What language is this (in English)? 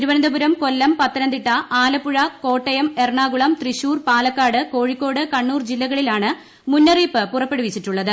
Malayalam